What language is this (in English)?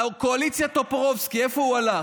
Hebrew